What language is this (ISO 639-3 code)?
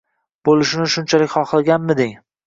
uzb